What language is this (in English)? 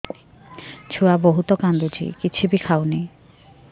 Odia